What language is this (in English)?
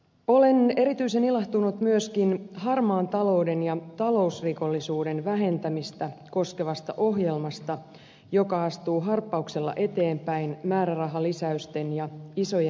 Finnish